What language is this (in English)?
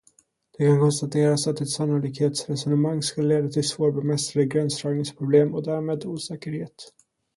Swedish